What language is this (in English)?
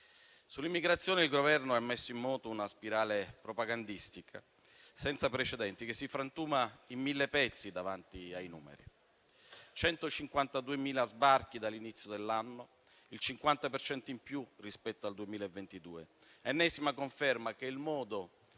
Italian